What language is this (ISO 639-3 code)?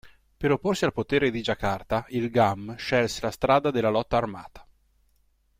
ita